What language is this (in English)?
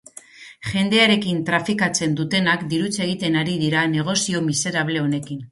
Basque